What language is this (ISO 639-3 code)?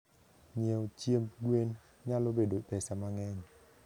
luo